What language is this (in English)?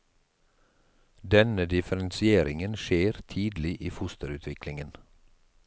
Norwegian